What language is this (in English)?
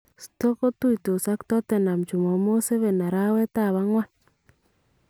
Kalenjin